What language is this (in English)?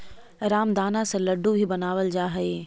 Magahi